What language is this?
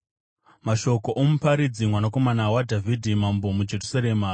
Shona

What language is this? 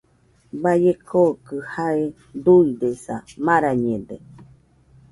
Nüpode Huitoto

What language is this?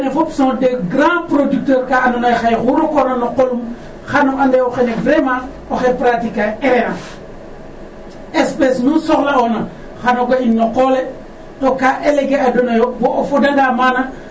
Serer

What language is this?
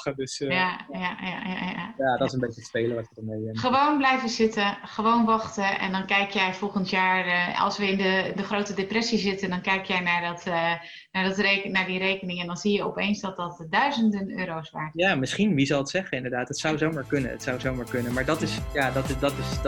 Dutch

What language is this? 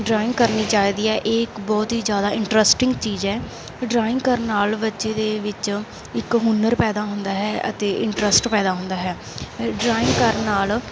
Punjabi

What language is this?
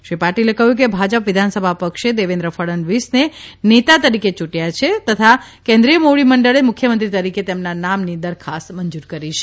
Gujarati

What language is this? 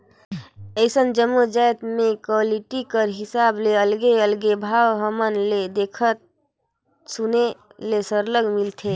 Chhattisgarhi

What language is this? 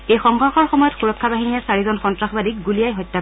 Assamese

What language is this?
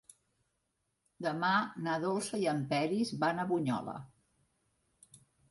Catalan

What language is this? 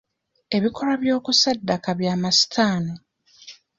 Ganda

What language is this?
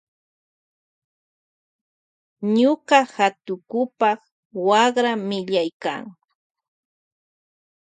Loja Highland Quichua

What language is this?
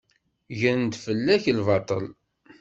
Kabyle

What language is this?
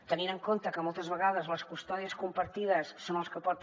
Catalan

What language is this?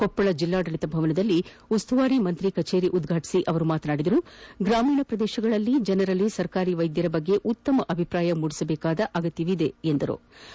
Kannada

